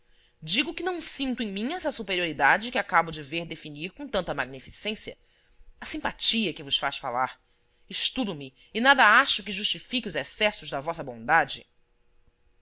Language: Portuguese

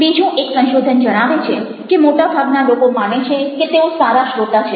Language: Gujarati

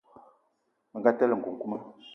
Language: Eton (Cameroon)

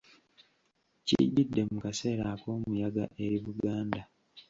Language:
Ganda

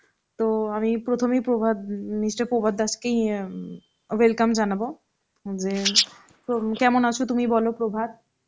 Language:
Bangla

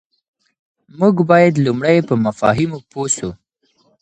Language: Pashto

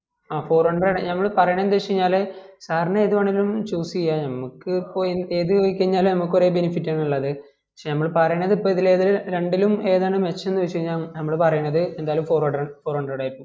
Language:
Malayalam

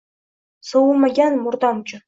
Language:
Uzbek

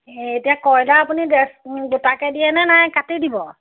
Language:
Assamese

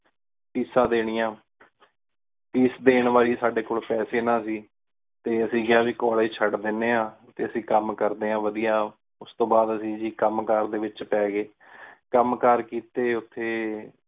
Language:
Punjabi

